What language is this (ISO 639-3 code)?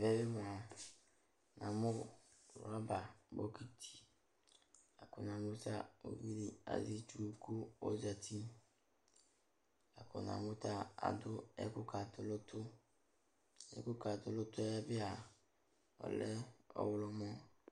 kpo